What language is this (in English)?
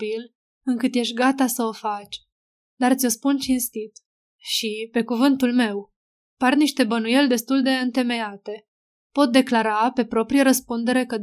Romanian